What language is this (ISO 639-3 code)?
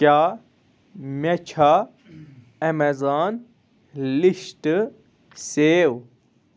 kas